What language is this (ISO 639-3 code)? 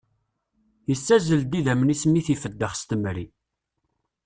kab